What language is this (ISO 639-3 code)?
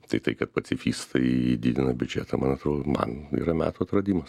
lit